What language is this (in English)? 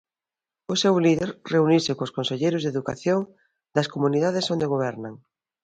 Galician